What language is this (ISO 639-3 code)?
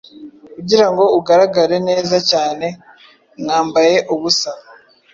kin